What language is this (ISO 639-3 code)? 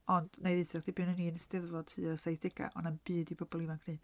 cym